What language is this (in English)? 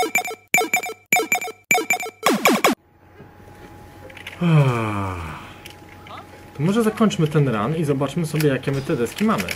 Polish